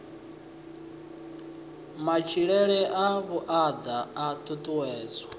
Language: Venda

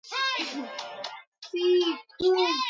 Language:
Swahili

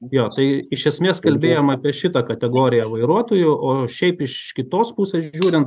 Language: Lithuanian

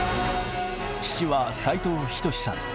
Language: Japanese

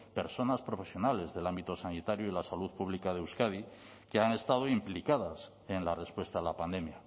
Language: Spanish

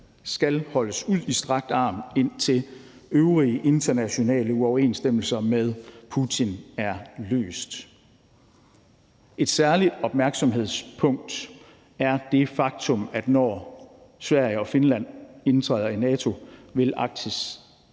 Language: Danish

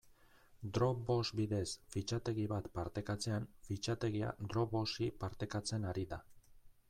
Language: Basque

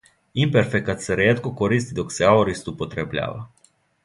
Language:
Serbian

